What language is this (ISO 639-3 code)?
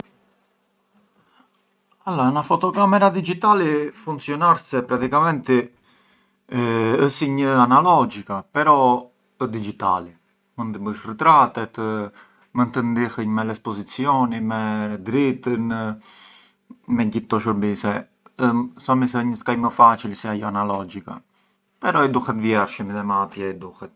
aae